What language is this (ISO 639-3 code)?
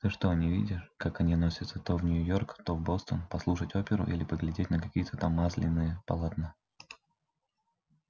rus